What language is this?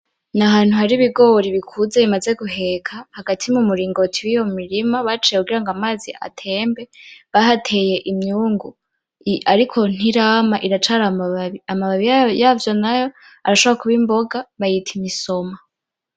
Rundi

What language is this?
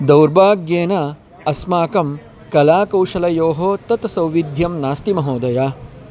Sanskrit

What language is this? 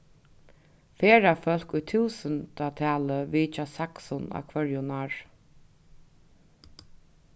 Faroese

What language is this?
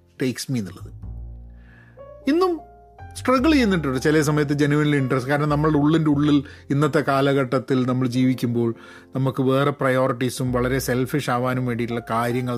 Malayalam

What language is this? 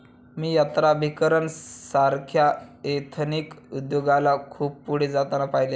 Marathi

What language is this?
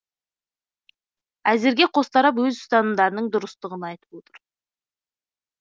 Kazakh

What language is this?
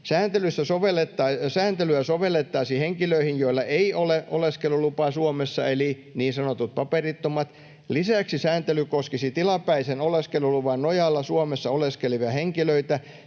Finnish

